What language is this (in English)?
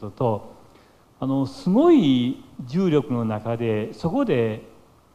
Japanese